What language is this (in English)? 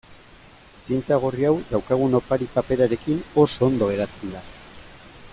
Basque